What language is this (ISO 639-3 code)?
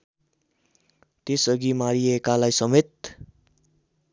nep